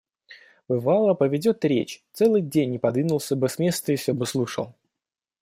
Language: Russian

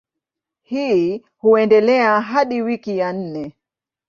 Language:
Swahili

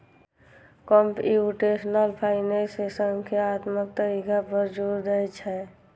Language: Maithili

